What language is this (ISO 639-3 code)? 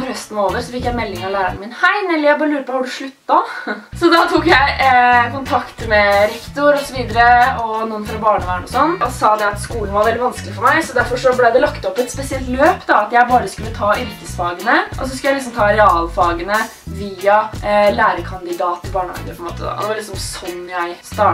nor